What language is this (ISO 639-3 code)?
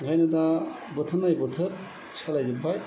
brx